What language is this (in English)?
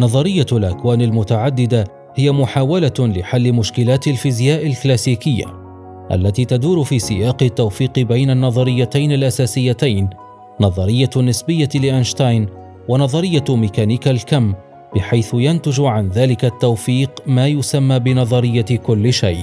Arabic